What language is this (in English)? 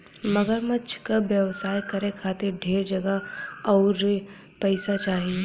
Bhojpuri